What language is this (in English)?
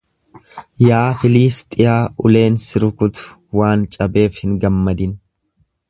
Oromo